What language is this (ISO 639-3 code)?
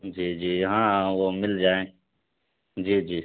urd